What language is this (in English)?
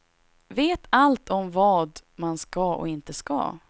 Swedish